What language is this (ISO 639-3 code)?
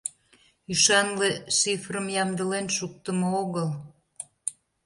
chm